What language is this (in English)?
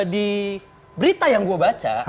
Indonesian